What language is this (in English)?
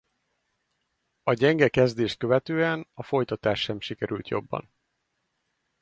Hungarian